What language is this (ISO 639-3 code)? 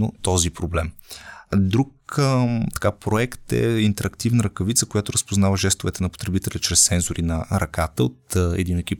bul